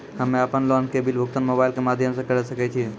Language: Maithili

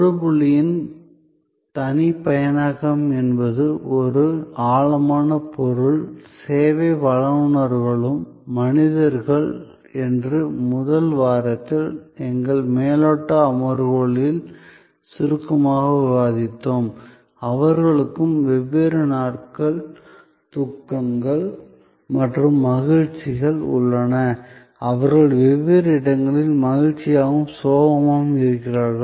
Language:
Tamil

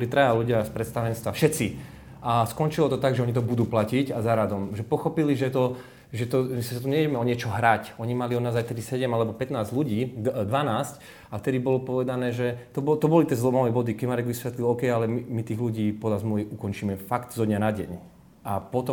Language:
Slovak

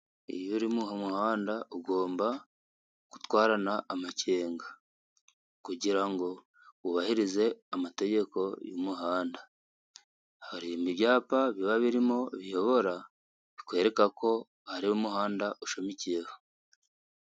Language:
Kinyarwanda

